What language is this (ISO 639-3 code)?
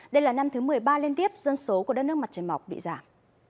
vie